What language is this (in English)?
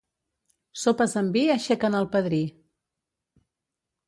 Catalan